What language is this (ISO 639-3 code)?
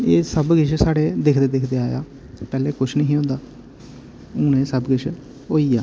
doi